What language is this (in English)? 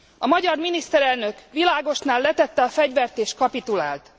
Hungarian